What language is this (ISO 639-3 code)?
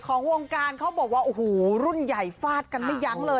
tha